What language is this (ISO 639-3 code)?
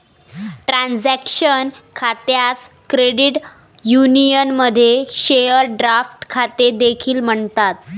mar